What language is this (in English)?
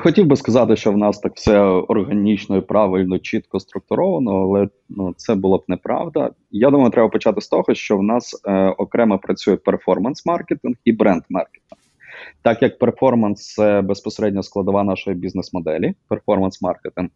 Ukrainian